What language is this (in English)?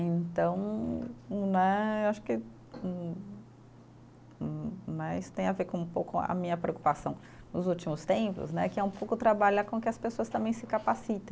Portuguese